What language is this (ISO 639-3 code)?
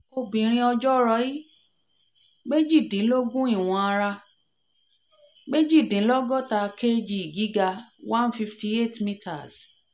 yor